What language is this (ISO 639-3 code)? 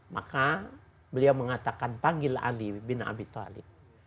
ind